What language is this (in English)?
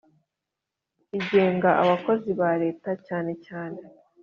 Kinyarwanda